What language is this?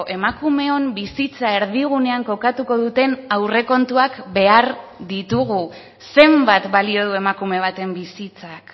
Basque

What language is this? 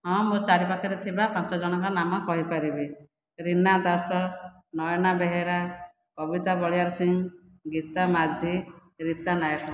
Odia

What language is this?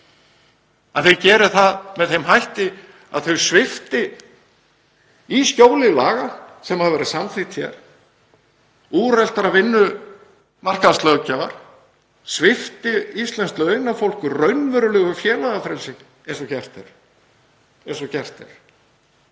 Icelandic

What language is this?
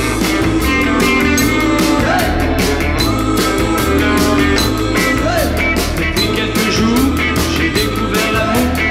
Romanian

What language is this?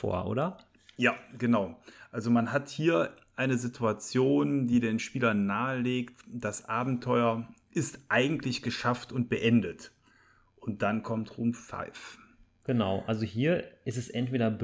German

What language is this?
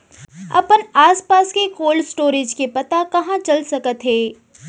Chhattisgarhi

